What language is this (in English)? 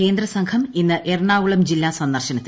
Malayalam